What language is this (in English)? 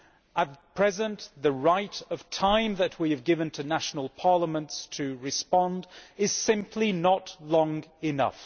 English